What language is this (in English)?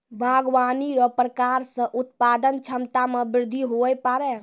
Maithili